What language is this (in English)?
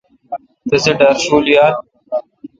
Kalkoti